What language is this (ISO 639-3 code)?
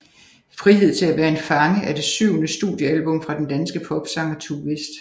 dan